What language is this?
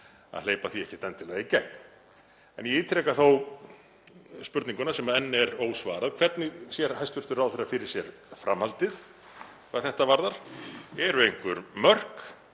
Icelandic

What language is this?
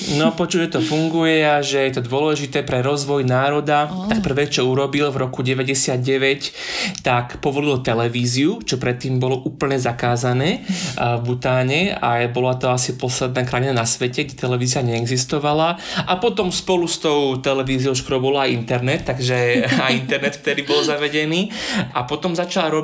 Slovak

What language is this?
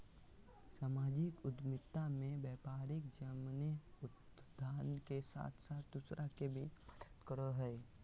Magahi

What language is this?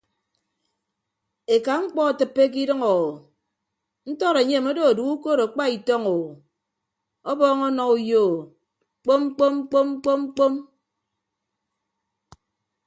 Ibibio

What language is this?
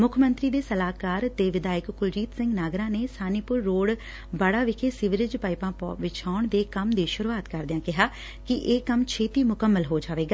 Punjabi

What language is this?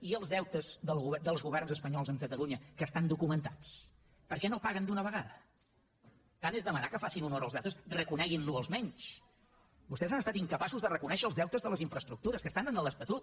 Catalan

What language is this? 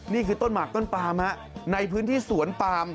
Thai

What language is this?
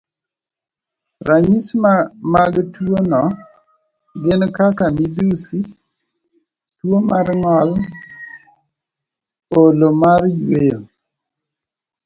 Luo (Kenya and Tanzania)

